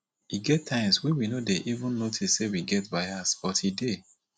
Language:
Nigerian Pidgin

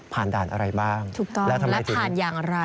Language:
Thai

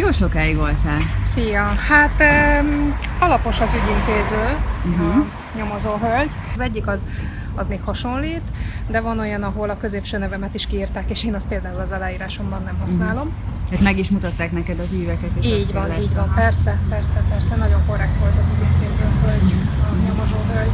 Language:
Hungarian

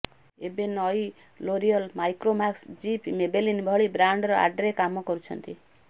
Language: Odia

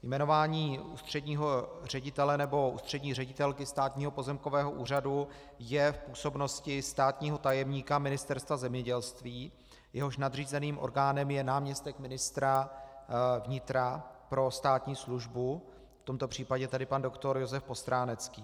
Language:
Czech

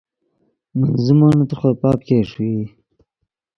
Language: Yidgha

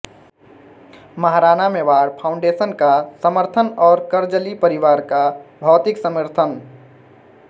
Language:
Hindi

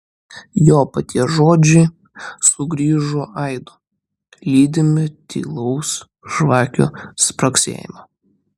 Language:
Lithuanian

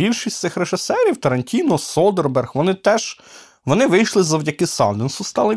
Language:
Ukrainian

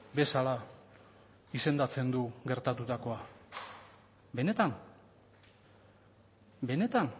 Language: Basque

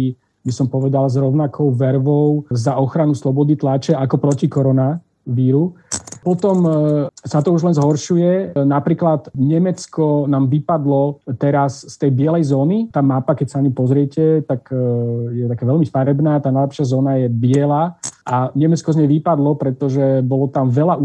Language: Slovak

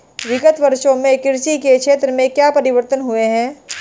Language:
Hindi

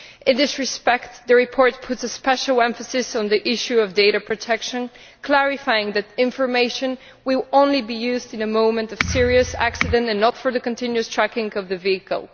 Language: English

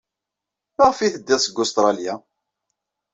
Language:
Kabyle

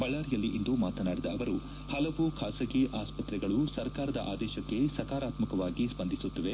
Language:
Kannada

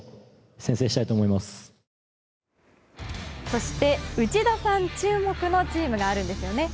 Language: Japanese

